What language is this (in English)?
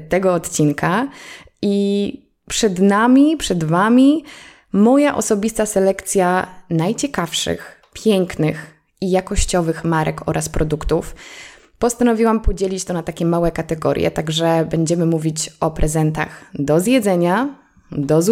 Polish